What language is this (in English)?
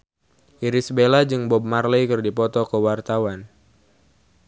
Sundanese